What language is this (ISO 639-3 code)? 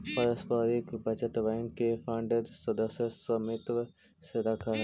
mag